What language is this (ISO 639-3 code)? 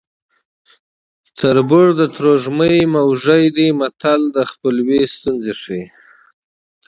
pus